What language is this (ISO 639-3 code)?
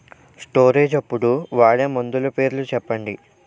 tel